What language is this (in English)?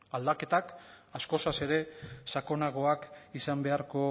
Basque